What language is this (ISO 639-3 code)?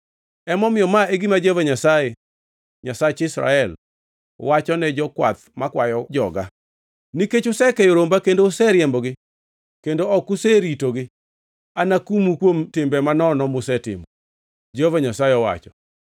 luo